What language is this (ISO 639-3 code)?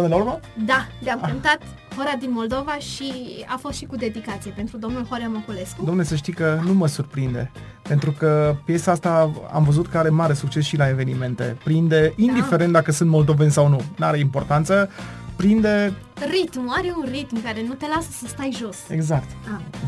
ron